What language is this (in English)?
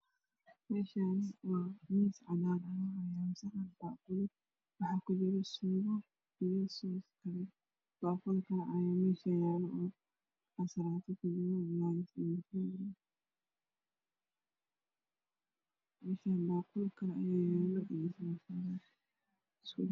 Somali